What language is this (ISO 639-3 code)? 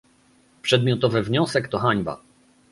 pol